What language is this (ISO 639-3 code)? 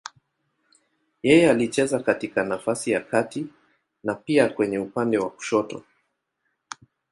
swa